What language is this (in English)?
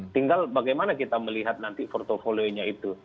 Indonesian